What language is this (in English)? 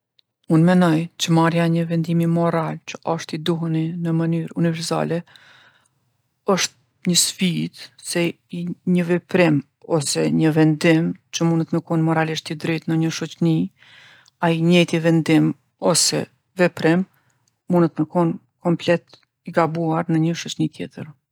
Gheg Albanian